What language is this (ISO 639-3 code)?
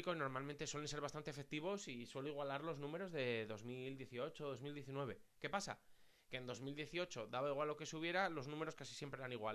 spa